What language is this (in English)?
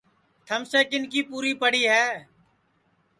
Sansi